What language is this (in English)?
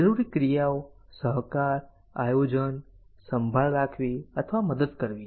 Gujarati